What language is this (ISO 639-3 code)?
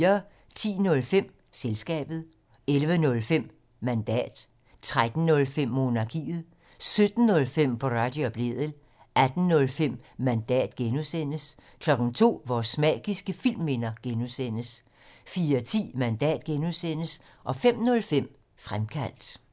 dan